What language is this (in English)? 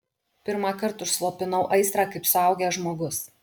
Lithuanian